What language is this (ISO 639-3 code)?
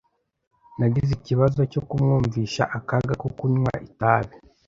kin